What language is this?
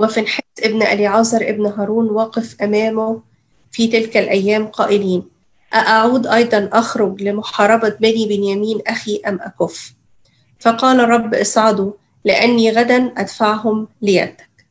Arabic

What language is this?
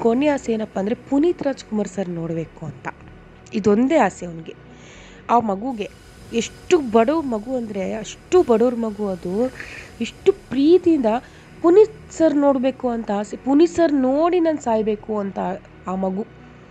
Kannada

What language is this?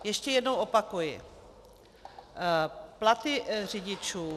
Czech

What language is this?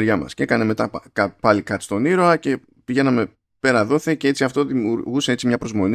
Greek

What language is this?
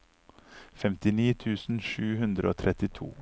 Norwegian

